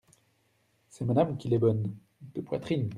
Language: French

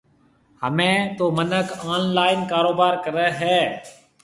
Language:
Marwari (Pakistan)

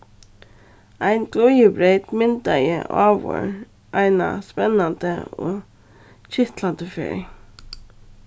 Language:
Faroese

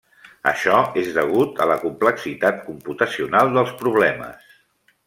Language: Catalan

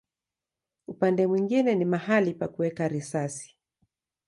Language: Swahili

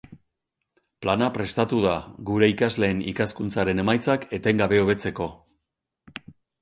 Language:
Basque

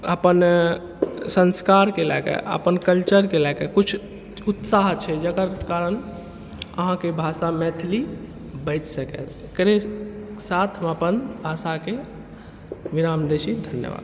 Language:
Maithili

